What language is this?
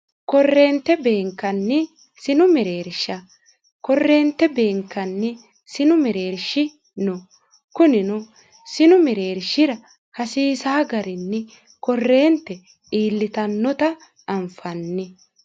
Sidamo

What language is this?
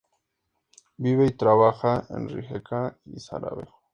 Spanish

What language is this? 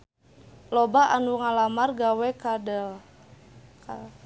Sundanese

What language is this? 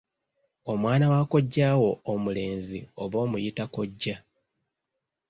Ganda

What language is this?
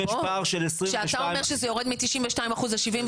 Hebrew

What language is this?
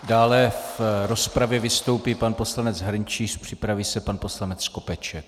Czech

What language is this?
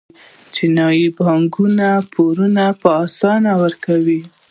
Pashto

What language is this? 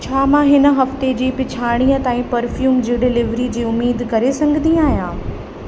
Sindhi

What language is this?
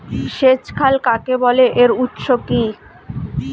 Bangla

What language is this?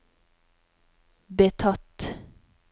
Norwegian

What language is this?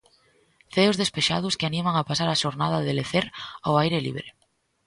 Galician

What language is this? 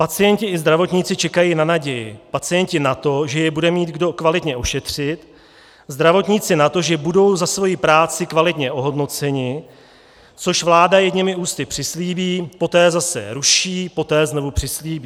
Czech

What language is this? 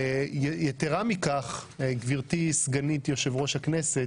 Hebrew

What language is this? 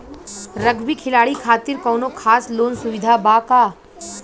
Bhojpuri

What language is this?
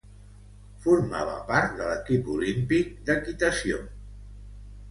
Catalan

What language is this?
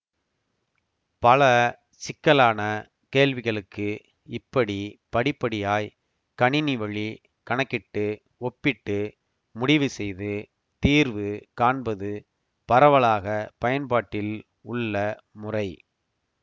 Tamil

